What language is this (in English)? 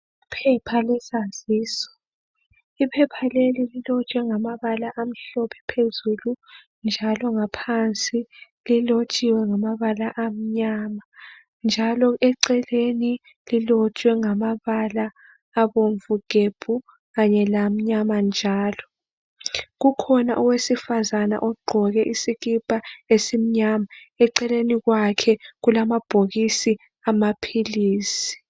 North Ndebele